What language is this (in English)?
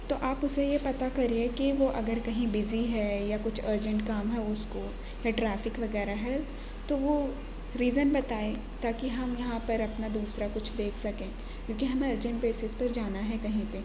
Urdu